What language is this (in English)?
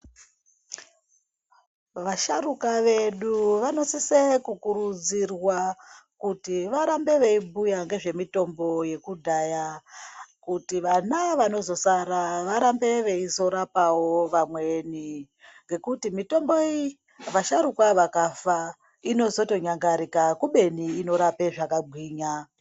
Ndau